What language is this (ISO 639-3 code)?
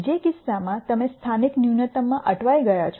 guj